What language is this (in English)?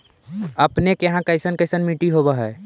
Magahi